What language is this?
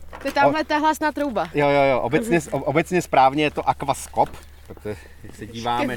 Czech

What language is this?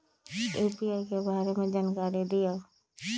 Magahi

